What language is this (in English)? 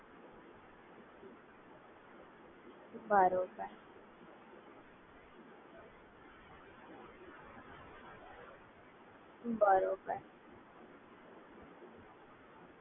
Gujarati